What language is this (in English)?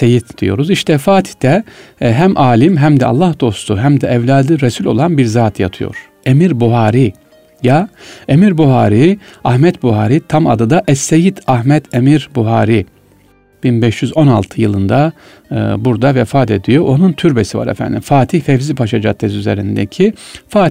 Turkish